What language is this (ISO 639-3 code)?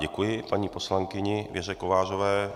ces